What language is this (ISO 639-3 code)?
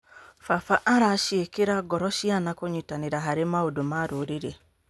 kik